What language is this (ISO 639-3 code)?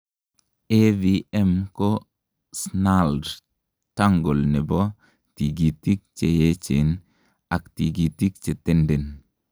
kln